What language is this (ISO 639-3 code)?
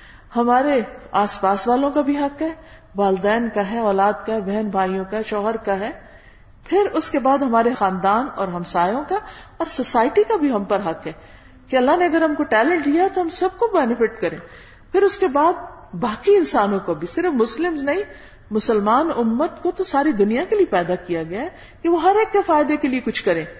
urd